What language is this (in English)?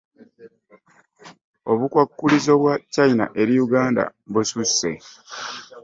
Ganda